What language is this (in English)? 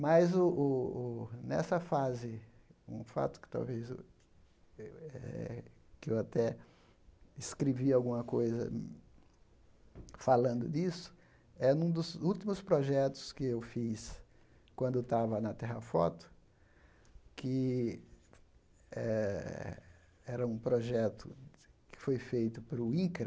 Portuguese